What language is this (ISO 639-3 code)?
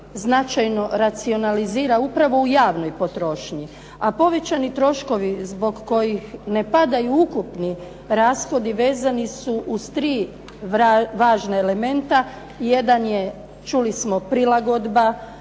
hrv